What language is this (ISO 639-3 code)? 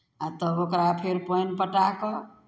mai